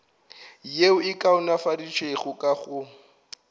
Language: Northern Sotho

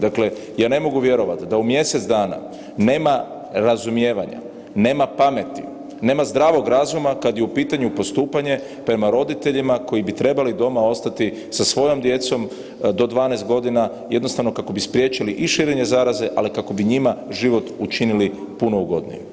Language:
Croatian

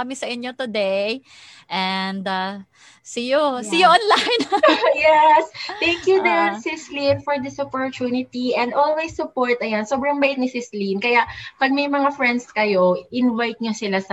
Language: Filipino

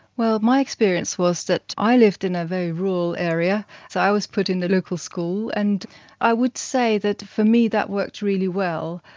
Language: English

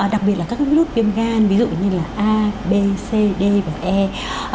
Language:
Vietnamese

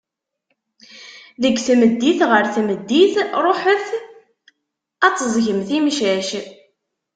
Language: Kabyle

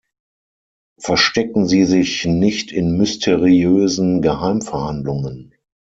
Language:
German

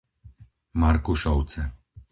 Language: Slovak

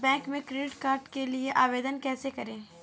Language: Hindi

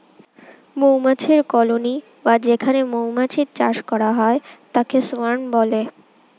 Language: Bangla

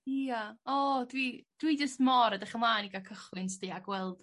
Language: Welsh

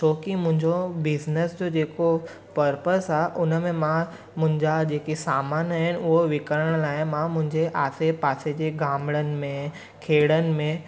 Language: Sindhi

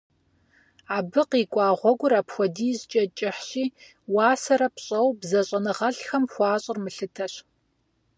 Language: Kabardian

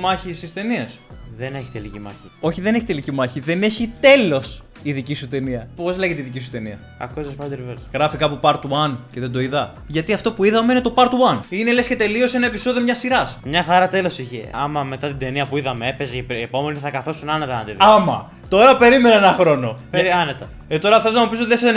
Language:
Greek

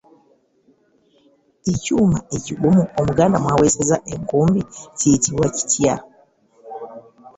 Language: Ganda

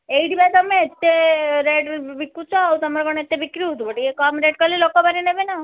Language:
Odia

